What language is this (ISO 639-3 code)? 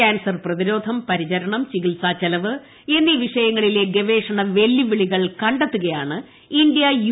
mal